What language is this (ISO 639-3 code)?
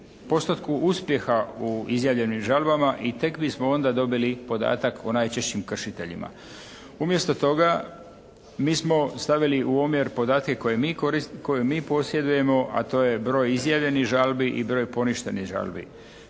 hrv